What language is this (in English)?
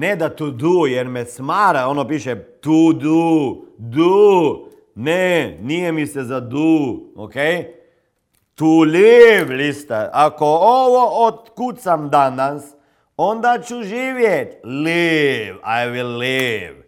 Croatian